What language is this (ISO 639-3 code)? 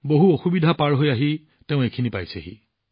asm